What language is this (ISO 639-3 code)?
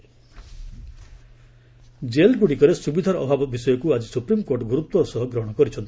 ori